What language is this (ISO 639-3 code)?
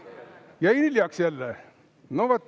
est